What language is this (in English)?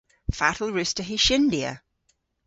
Cornish